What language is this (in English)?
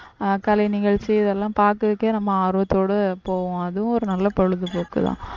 Tamil